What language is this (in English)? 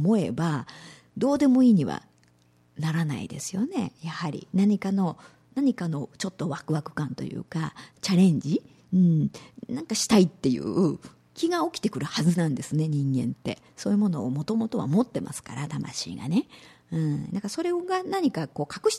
Japanese